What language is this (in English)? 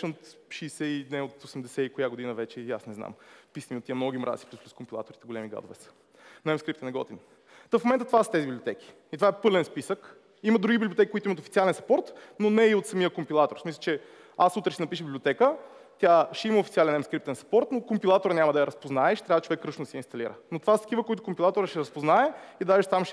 Bulgarian